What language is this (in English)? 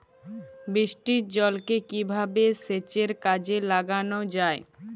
Bangla